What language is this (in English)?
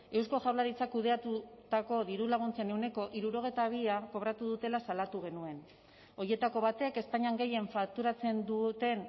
Basque